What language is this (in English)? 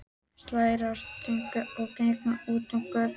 Icelandic